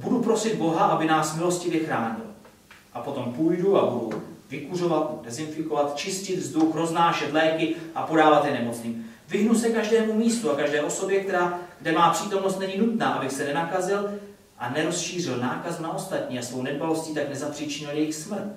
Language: Czech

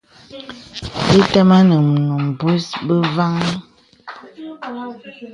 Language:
Bebele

